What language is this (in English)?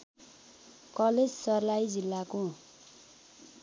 Nepali